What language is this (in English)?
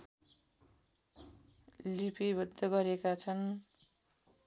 Nepali